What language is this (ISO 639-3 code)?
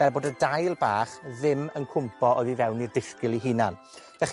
cym